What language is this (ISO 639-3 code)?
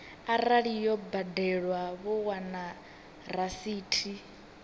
ven